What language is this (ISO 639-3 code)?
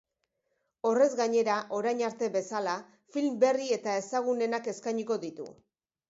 eus